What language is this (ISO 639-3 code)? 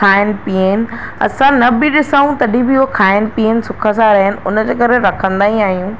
snd